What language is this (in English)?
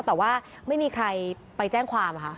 Thai